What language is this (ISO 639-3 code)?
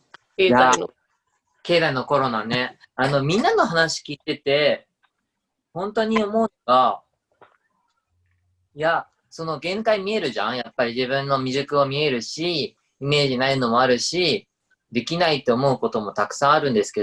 jpn